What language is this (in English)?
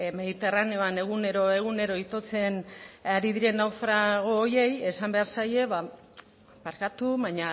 Basque